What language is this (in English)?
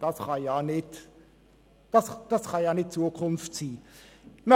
Swiss German